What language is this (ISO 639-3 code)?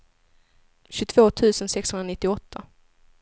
swe